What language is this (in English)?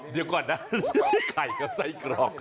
Thai